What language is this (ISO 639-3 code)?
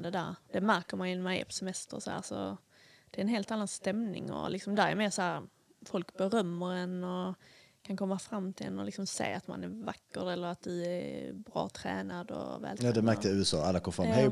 swe